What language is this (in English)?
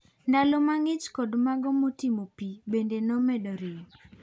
Luo (Kenya and Tanzania)